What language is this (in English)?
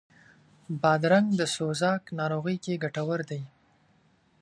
Pashto